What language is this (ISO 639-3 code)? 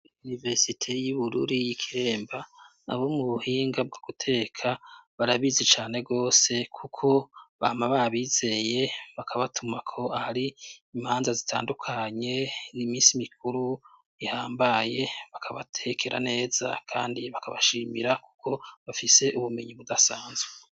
run